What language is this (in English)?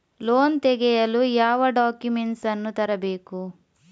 Kannada